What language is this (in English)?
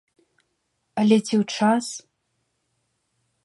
Belarusian